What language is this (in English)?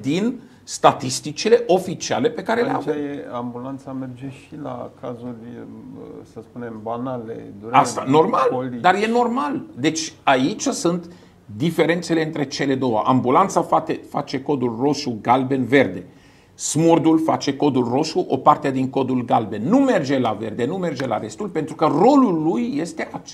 Romanian